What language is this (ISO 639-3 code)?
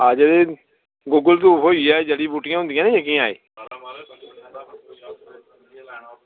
doi